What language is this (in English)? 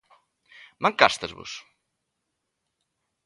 Galician